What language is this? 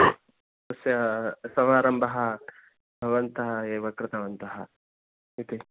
Sanskrit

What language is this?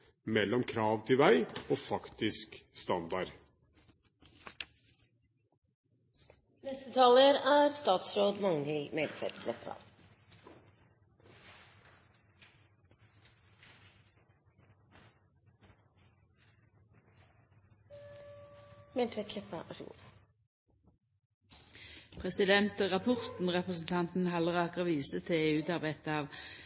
Norwegian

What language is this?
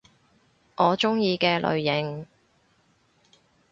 Cantonese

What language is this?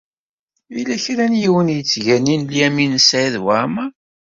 Kabyle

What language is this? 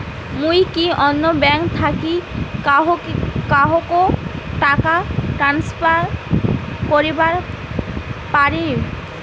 Bangla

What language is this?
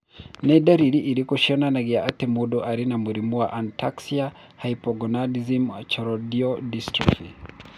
Kikuyu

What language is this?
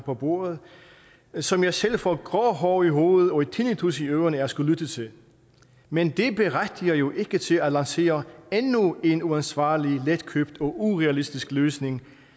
Danish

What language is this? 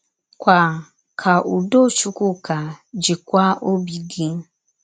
Igbo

